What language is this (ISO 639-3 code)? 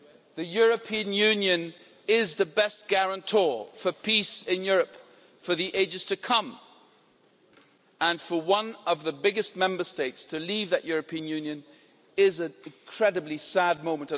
eng